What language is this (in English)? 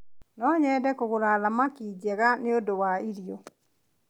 Kikuyu